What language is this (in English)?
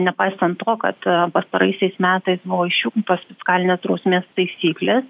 Lithuanian